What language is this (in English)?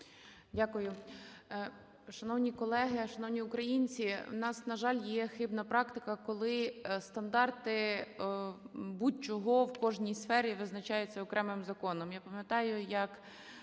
Ukrainian